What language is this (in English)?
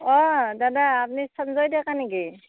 Assamese